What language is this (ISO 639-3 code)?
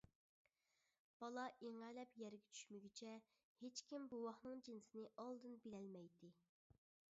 uig